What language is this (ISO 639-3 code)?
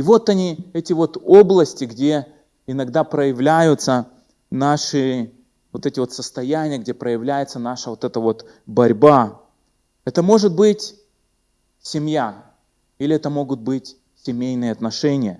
rus